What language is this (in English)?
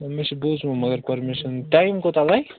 Kashmiri